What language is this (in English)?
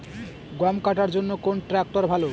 Bangla